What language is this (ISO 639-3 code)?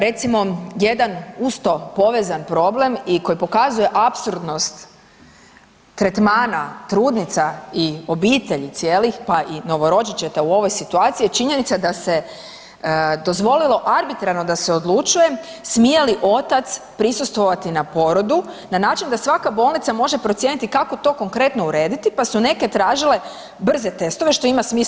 hrv